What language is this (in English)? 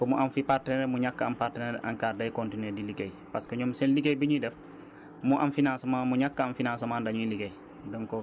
Wolof